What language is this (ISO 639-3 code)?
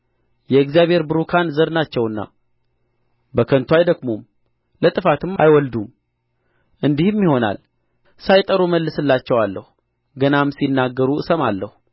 amh